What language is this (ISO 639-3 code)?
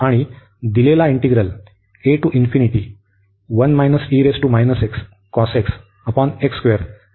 mar